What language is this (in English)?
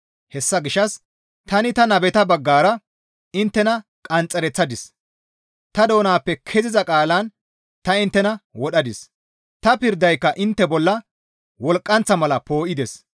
Gamo